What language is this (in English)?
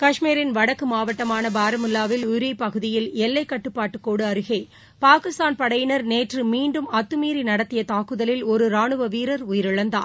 Tamil